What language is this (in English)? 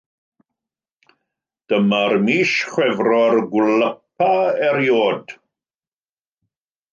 Welsh